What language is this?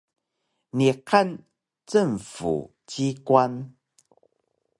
Taroko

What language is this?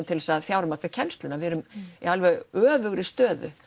Icelandic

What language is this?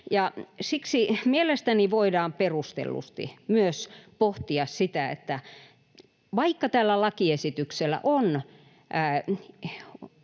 Finnish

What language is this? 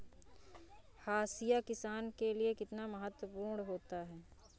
Hindi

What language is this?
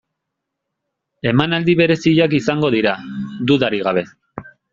Basque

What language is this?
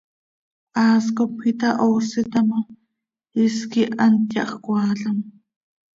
Seri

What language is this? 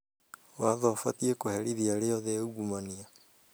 Kikuyu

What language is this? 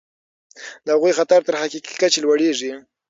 Pashto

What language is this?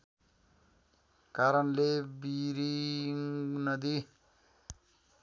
Nepali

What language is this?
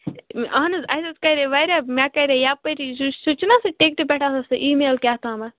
Kashmiri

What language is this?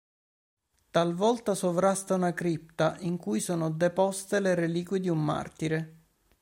Italian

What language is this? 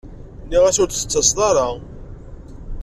Kabyle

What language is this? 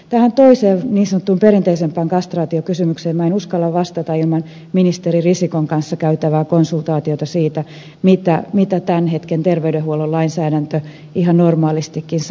Finnish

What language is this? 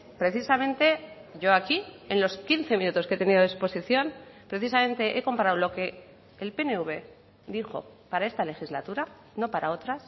Spanish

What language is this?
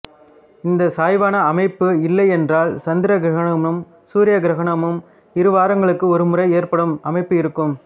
Tamil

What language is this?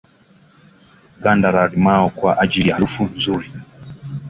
Swahili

